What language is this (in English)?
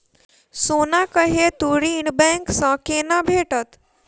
Maithili